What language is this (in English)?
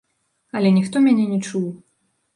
Belarusian